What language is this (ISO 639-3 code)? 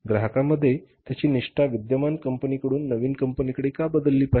mar